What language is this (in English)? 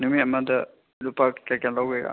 Manipuri